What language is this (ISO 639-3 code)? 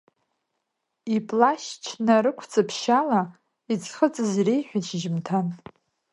abk